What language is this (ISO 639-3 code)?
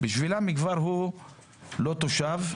heb